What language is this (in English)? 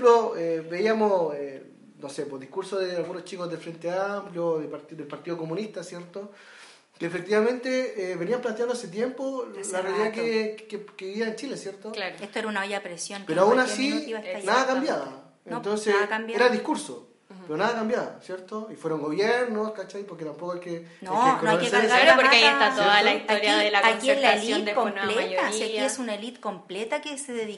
Spanish